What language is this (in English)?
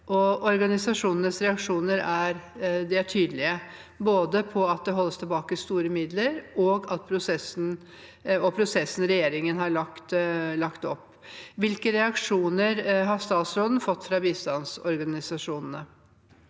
Norwegian